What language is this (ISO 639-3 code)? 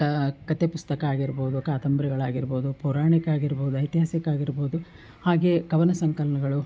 kan